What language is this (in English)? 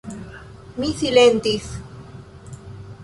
Esperanto